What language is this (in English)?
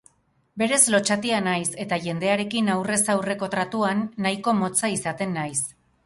Basque